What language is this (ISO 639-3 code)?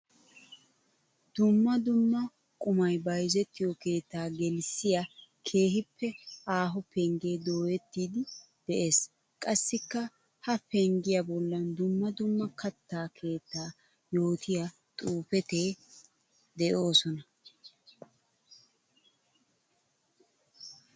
wal